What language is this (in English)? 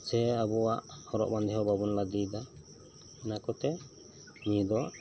Santali